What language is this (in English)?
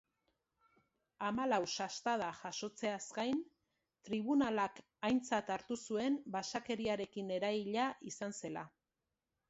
Basque